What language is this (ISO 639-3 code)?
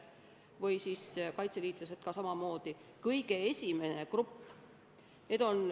est